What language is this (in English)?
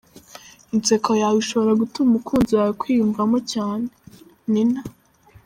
Kinyarwanda